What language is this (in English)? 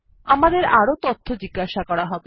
Bangla